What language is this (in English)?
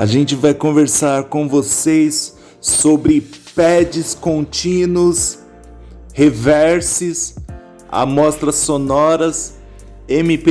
Portuguese